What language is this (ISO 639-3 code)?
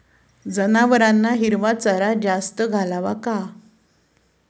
mar